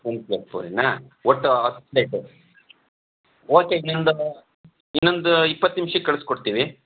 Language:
Kannada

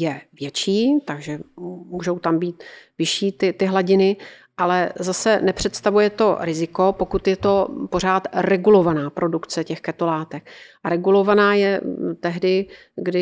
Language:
Czech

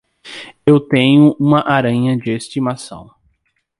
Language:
Portuguese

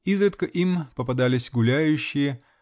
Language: Russian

